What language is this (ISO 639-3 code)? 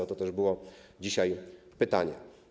pol